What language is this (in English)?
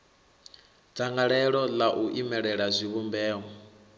Venda